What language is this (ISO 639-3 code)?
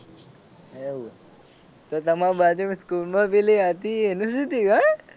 guj